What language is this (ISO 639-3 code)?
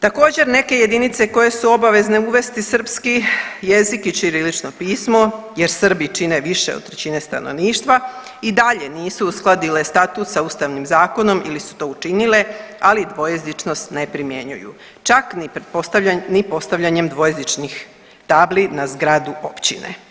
hrv